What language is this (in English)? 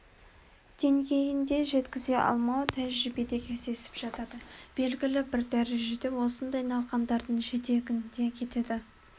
Kazakh